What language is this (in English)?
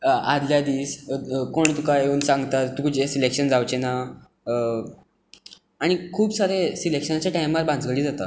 Konkani